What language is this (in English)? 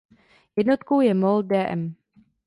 Czech